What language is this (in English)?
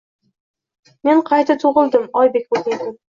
Uzbek